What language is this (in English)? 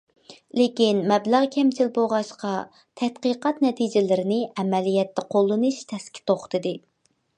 Uyghur